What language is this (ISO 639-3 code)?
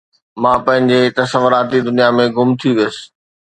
snd